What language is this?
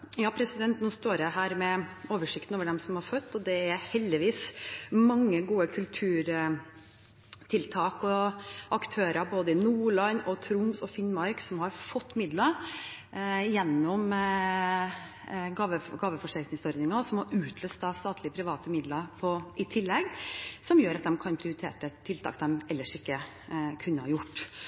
Norwegian Bokmål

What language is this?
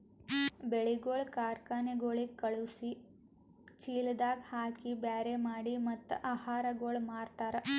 Kannada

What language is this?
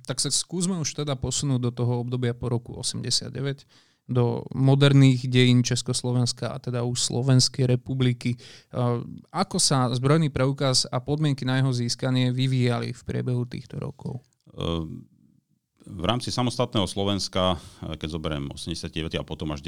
Slovak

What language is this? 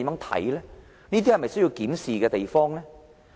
Cantonese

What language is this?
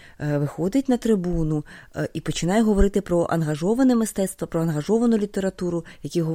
Ukrainian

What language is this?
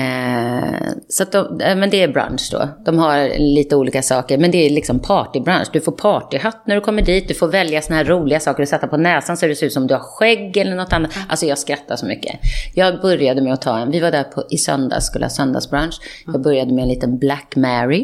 Swedish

